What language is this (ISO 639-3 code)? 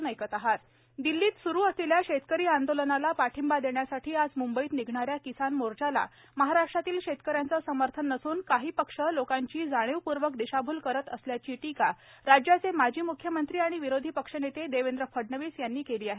mar